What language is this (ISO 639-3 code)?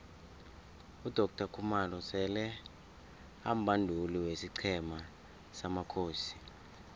nbl